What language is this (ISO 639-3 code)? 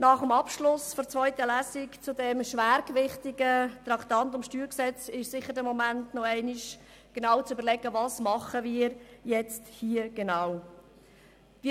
gsw